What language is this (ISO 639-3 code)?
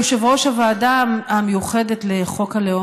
heb